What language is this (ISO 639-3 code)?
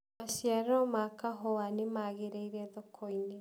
kik